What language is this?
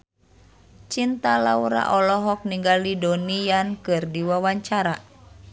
Sundanese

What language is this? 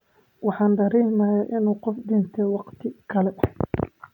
Somali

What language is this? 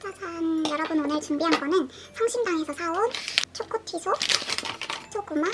Korean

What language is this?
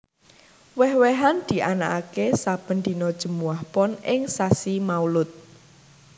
Javanese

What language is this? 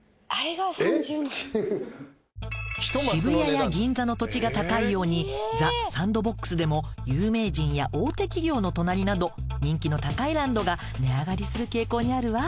Japanese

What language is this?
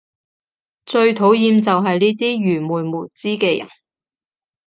Cantonese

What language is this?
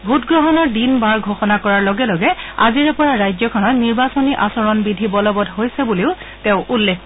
Assamese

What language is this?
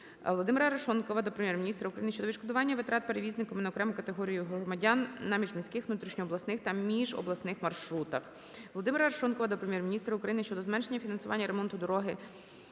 Ukrainian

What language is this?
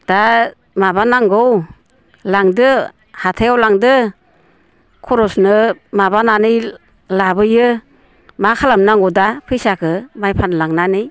Bodo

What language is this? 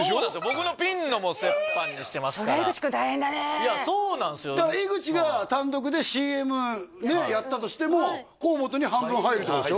Japanese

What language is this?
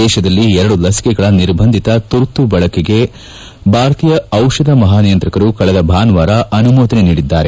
Kannada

